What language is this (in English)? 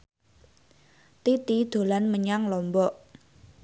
Javanese